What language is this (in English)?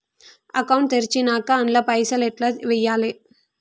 Telugu